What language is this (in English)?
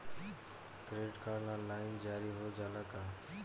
Bhojpuri